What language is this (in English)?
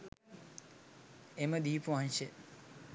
Sinhala